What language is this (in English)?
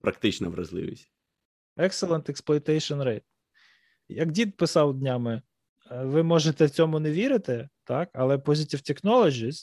Ukrainian